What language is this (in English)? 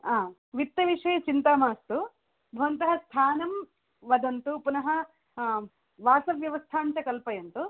Sanskrit